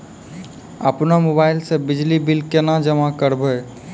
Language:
Maithili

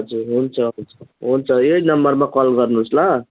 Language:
Nepali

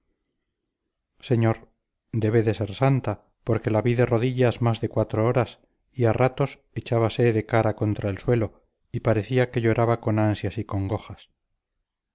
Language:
Spanish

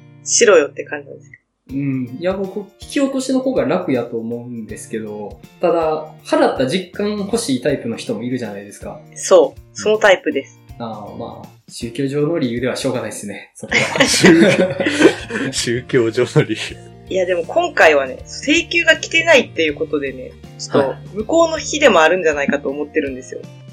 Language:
Japanese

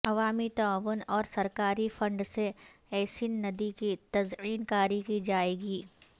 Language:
Urdu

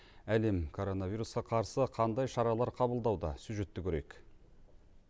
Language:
Kazakh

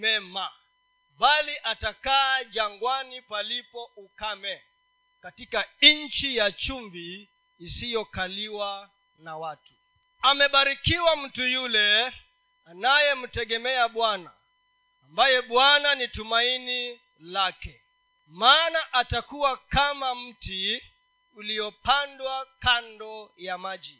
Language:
Swahili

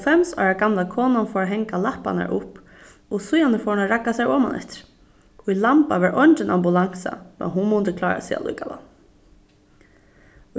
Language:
Faroese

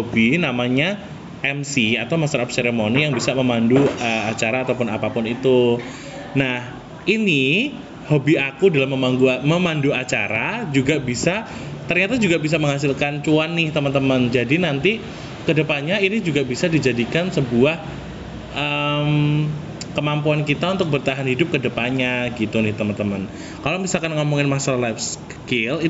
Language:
Indonesian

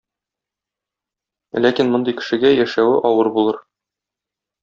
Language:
Tatar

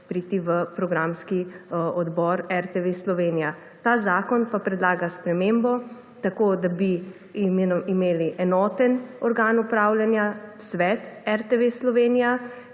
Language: Slovenian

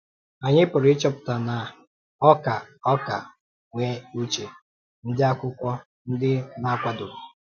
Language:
Igbo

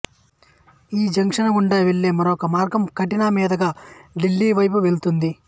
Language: Telugu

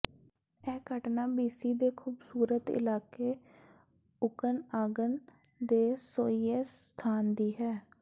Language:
Punjabi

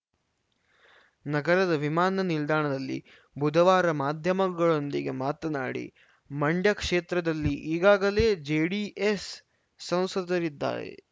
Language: Kannada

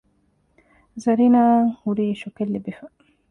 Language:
Divehi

